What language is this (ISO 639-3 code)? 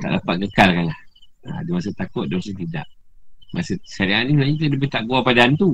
msa